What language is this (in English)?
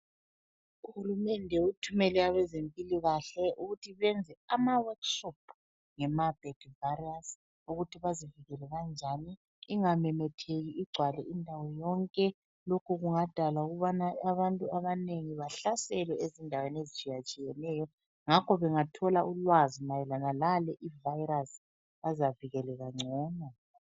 North Ndebele